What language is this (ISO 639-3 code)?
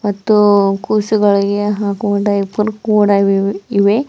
kan